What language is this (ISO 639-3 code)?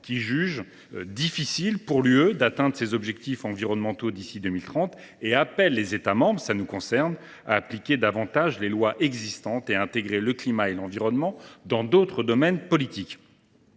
fra